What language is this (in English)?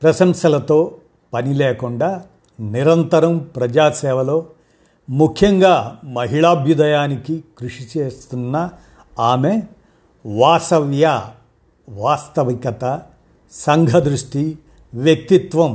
Telugu